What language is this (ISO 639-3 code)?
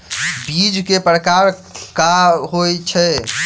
mai